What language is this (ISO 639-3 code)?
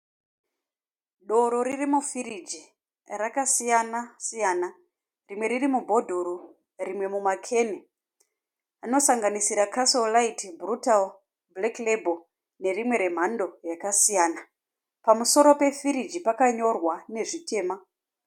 sna